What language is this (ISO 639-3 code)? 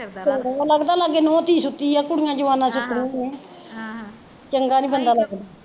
pan